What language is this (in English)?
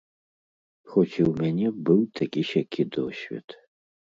Belarusian